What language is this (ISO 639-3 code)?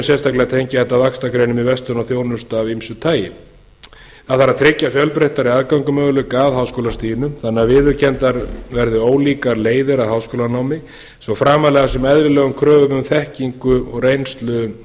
isl